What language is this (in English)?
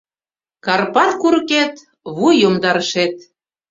Mari